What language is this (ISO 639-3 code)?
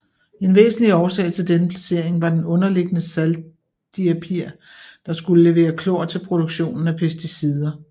dan